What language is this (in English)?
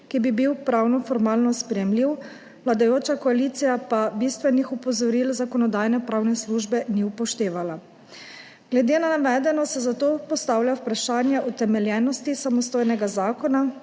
Slovenian